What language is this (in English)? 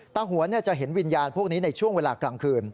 Thai